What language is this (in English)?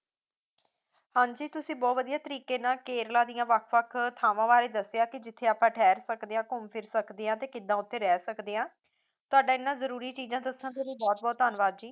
Punjabi